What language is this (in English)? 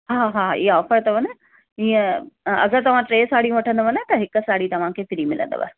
Sindhi